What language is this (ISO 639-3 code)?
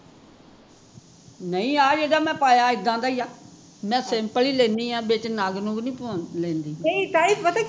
pan